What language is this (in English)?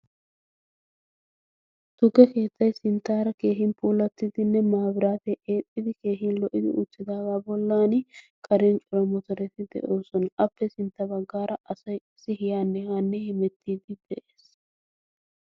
Wolaytta